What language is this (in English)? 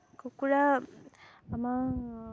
Assamese